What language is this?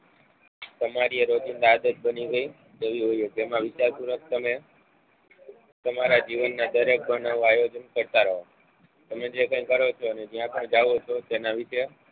Gujarati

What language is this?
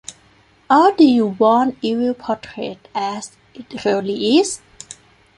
English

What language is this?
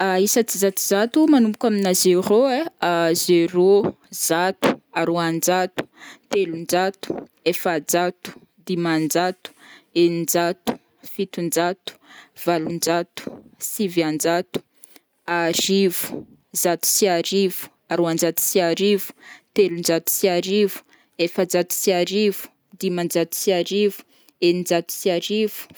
Northern Betsimisaraka Malagasy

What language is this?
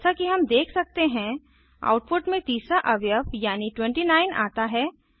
Hindi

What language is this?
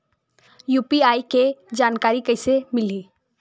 Chhattisgarhi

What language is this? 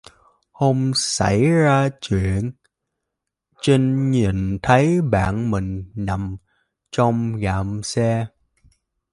Vietnamese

